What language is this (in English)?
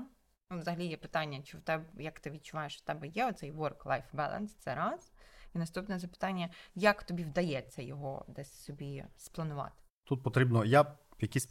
Ukrainian